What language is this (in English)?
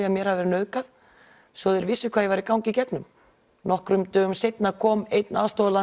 Icelandic